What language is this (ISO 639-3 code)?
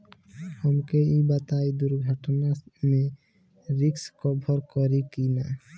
bho